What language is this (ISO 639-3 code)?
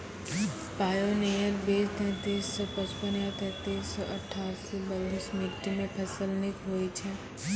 mai